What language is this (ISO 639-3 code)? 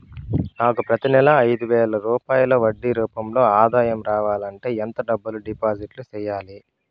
tel